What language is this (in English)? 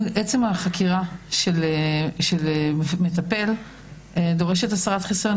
Hebrew